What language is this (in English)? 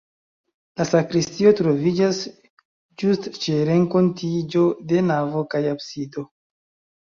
Esperanto